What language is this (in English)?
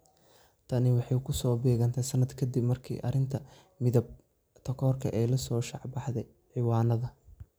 Somali